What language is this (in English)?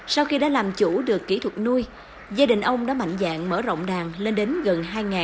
Vietnamese